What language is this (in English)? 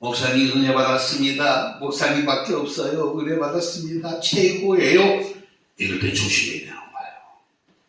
Korean